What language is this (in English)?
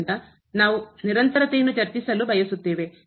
Kannada